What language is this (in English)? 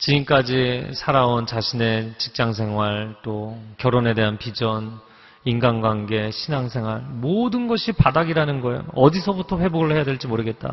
Korean